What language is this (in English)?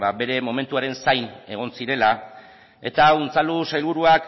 Basque